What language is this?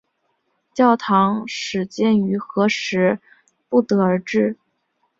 Chinese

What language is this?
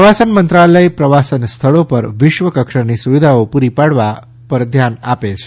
Gujarati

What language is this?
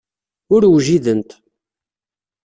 Kabyle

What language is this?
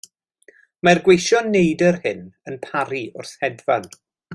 Welsh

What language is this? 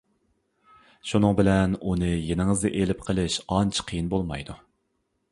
Uyghur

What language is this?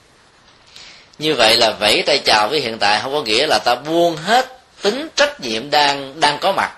Vietnamese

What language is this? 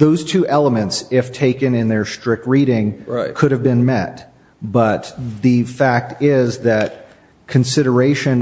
English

